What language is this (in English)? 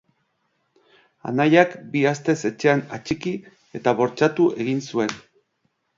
Basque